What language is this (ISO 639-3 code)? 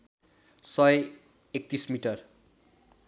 nep